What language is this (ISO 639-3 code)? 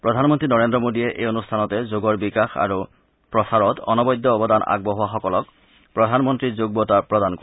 asm